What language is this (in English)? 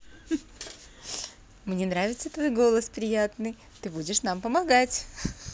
Russian